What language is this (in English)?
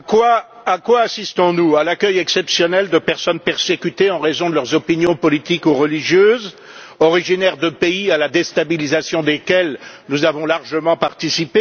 French